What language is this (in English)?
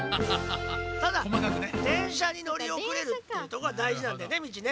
Japanese